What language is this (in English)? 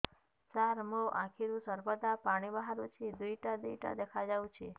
Odia